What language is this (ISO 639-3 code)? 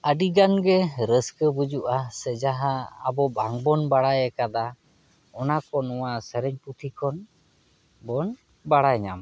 sat